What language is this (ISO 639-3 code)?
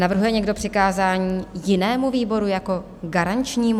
ces